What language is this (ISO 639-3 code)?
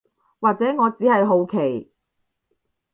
yue